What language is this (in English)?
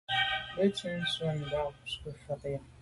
Medumba